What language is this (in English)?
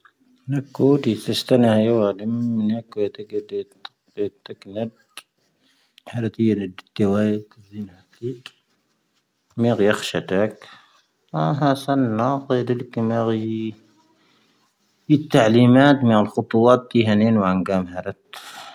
Tahaggart Tamahaq